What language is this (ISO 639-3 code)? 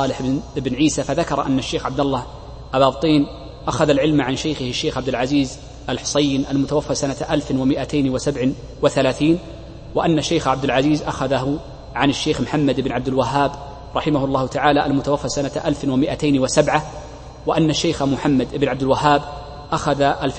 ara